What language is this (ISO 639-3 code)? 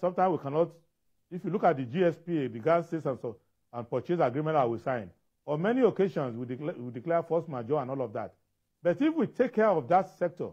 eng